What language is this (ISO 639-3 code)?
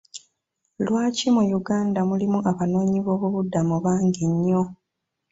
lug